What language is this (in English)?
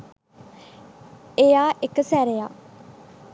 Sinhala